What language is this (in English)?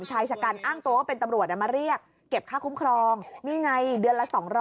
Thai